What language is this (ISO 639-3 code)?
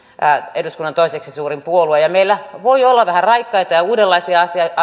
fin